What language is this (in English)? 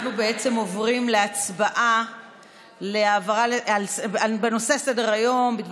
Hebrew